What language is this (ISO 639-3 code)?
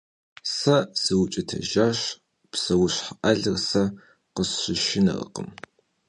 kbd